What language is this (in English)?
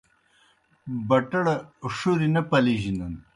Kohistani Shina